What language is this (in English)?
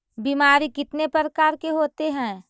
Magahi